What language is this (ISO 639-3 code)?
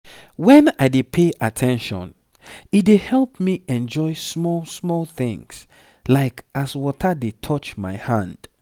pcm